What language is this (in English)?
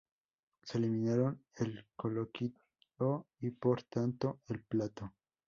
Spanish